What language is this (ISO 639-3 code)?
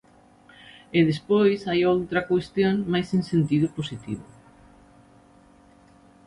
glg